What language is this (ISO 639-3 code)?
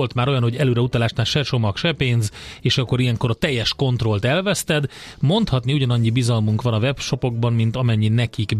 hun